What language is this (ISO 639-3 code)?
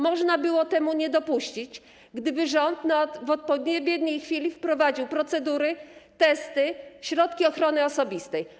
pol